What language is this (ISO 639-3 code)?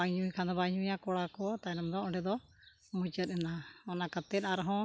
sat